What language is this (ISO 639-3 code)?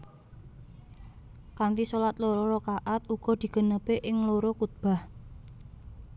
jav